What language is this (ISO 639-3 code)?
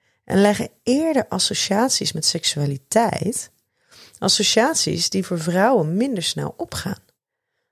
nld